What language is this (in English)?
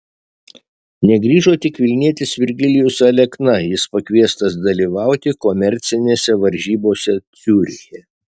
Lithuanian